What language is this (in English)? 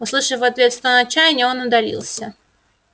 Russian